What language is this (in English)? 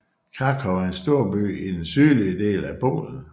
Danish